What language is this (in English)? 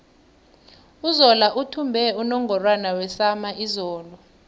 South Ndebele